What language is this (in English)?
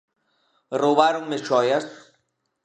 Galician